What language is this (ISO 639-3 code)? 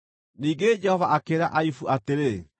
kik